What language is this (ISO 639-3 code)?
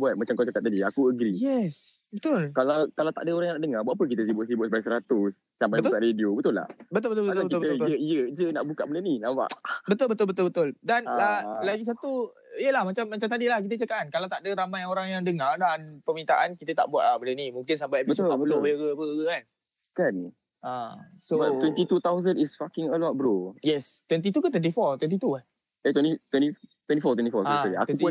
msa